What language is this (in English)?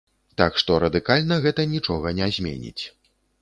Belarusian